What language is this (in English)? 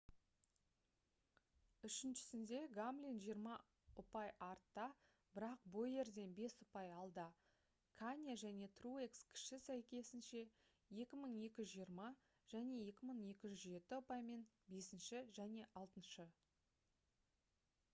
Kazakh